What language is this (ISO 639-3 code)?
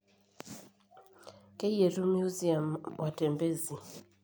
mas